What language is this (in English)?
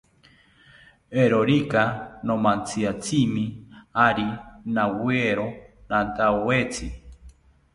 South Ucayali Ashéninka